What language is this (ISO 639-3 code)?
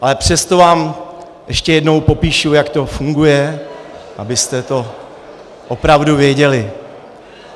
ces